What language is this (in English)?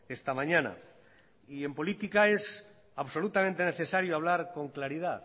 Spanish